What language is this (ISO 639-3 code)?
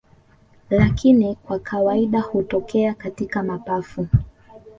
swa